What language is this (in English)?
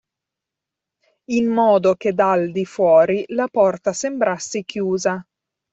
Italian